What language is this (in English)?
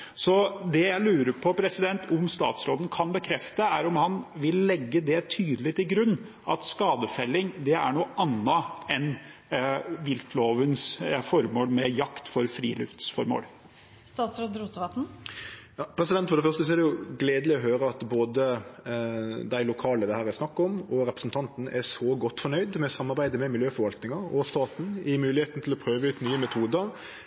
Norwegian